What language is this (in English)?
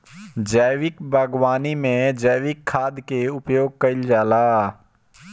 Bhojpuri